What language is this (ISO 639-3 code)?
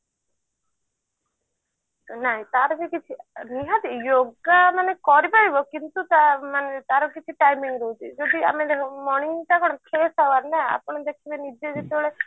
ori